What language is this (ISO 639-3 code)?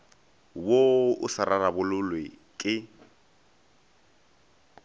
nso